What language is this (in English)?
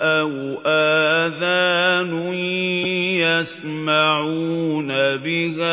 Arabic